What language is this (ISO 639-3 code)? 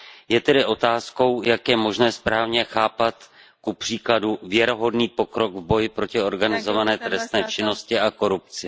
ces